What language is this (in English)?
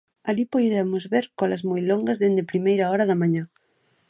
Galician